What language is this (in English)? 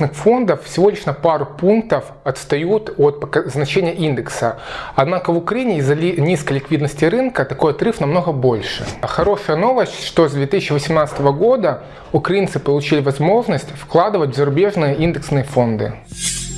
Russian